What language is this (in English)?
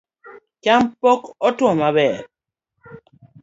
Luo (Kenya and Tanzania)